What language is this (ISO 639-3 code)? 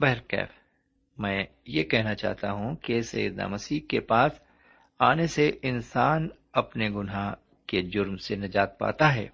urd